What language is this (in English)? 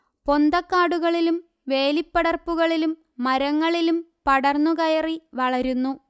Malayalam